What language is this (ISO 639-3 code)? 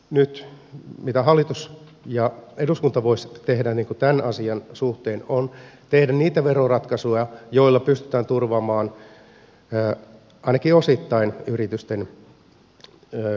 fin